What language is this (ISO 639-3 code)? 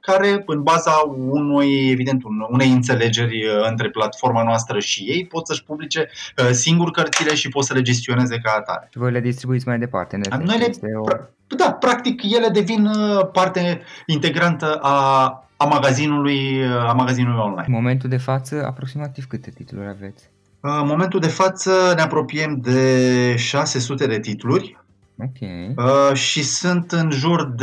ron